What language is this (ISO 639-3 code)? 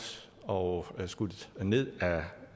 dan